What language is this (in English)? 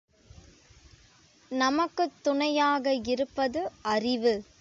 Tamil